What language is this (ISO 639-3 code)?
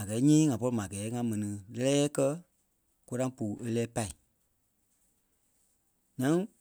kpe